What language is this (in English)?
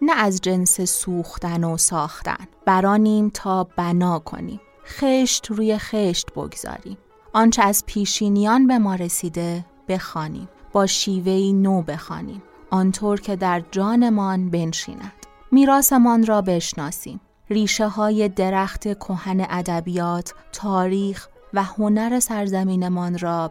Persian